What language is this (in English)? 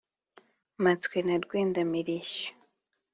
Kinyarwanda